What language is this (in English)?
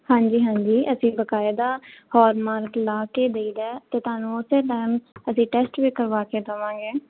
Punjabi